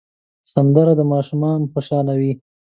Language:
Pashto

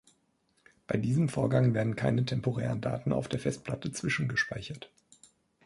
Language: German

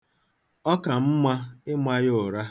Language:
Igbo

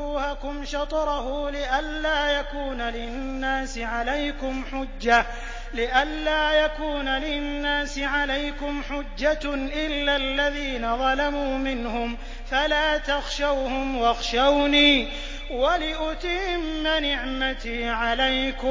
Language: Arabic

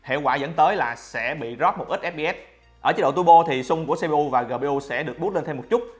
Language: Vietnamese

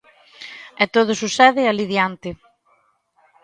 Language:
Galician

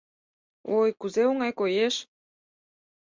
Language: Mari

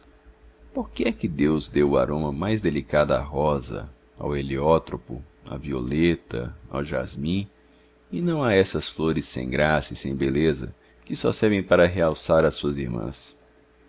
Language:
Portuguese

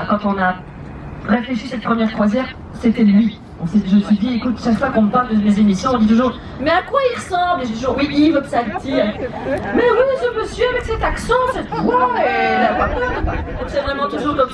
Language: French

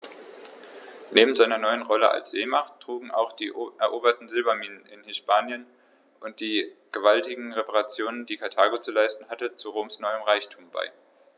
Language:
German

